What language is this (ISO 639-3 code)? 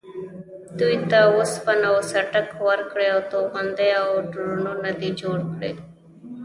pus